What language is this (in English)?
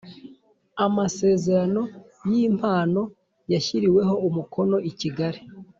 Kinyarwanda